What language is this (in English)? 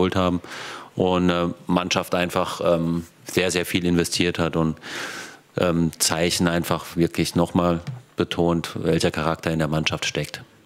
German